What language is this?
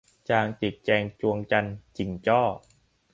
Thai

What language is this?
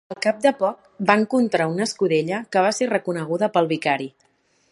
Catalan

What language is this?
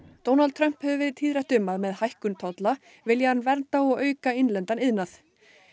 Icelandic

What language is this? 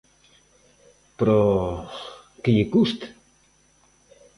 Galician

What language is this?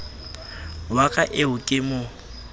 Southern Sotho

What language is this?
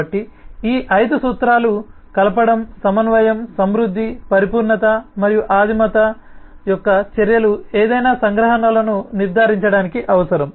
Telugu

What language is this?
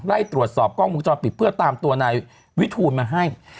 Thai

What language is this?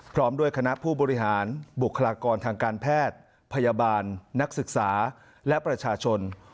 Thai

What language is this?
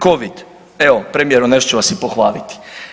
Croatian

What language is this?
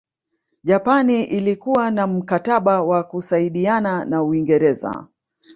Swahili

